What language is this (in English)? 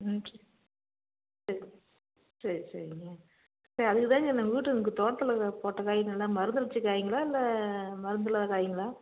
Tamil